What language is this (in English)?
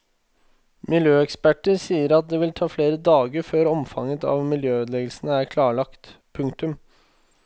Norwegian